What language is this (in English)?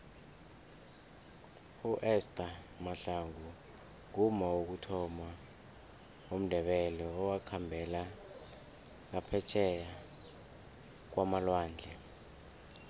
South Ndebele